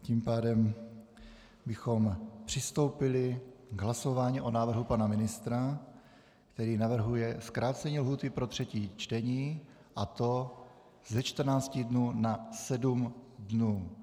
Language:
Czech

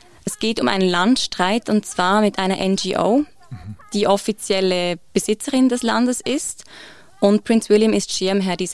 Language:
German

